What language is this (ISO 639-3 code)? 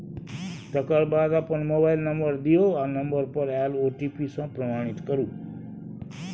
mai